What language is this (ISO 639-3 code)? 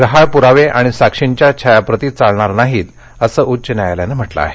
mar